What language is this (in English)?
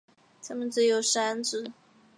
Chinese